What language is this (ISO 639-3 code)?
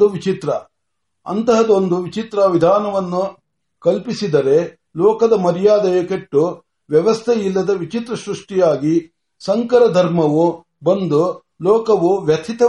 mar